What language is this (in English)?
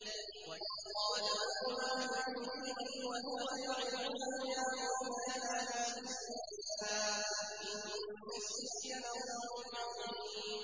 Arabic